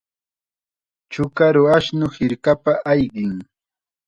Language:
Chiquián Ancash Quechua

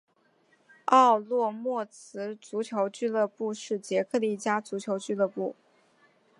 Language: Chinese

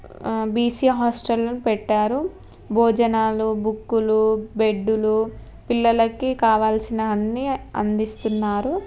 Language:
Telugu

